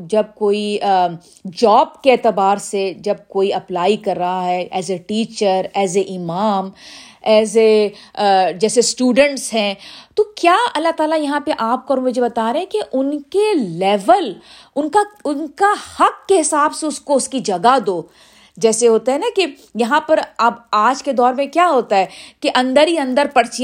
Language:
Urdu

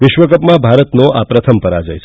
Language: Gujarati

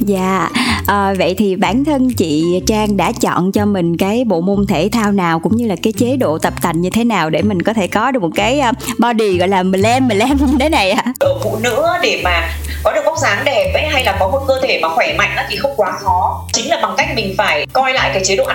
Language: Vietnamese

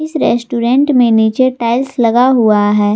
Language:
Hindi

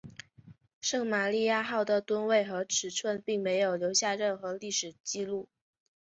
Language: Chinese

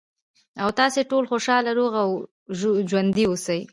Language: Pashto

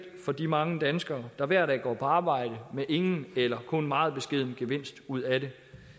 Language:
Danish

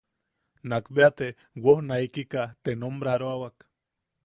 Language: Yaqui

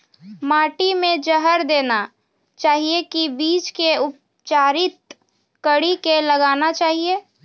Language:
Maithili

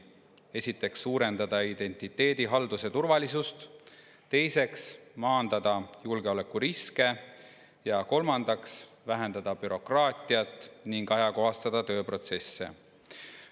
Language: Estonian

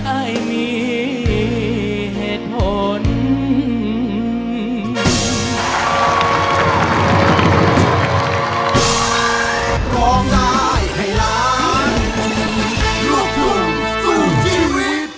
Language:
Thai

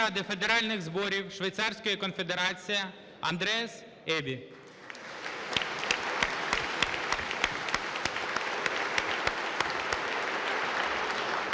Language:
Ukrainian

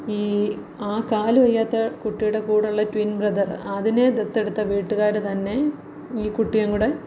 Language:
Malayalam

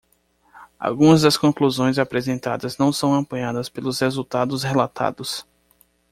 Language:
Portuguese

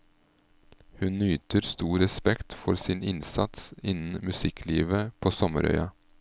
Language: Norwegian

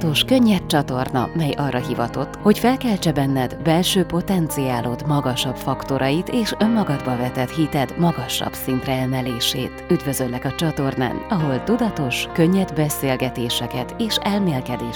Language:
Hungarian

